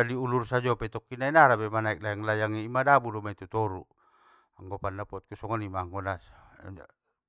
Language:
Batak Mandailing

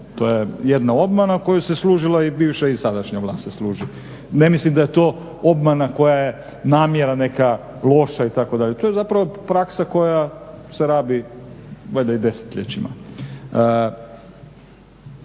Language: Croatian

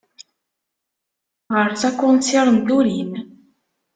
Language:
Kabyle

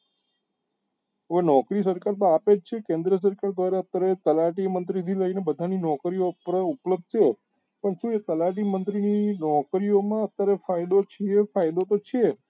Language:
Gujarati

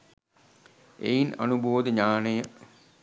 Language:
Sinhala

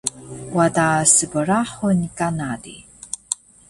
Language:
Taroko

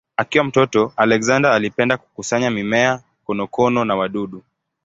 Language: Swahili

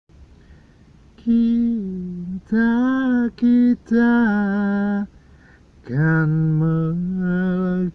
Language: Indonesian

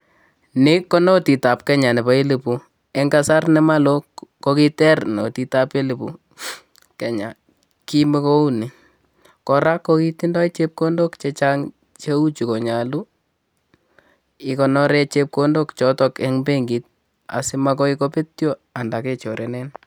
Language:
Kalenjin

